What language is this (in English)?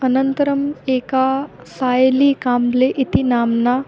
Sanskrit